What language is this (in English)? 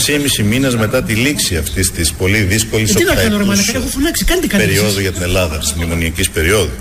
Greek